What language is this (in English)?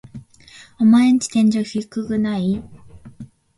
Japanese